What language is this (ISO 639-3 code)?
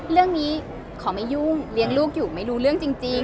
tha